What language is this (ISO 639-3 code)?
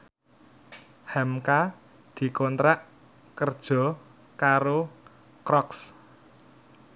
jav